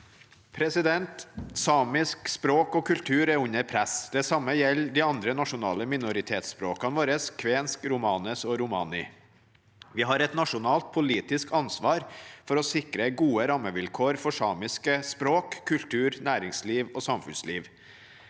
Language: Norwegian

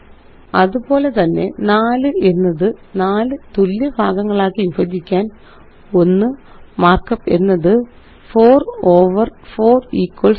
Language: Malayalam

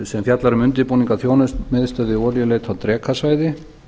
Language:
Icelandic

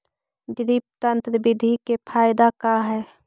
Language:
Magahi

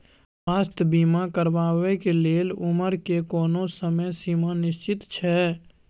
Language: Maithili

